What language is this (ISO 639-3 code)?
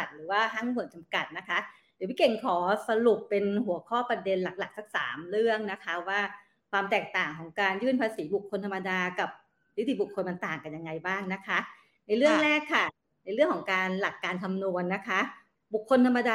tha